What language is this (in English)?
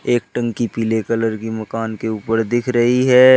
Hindi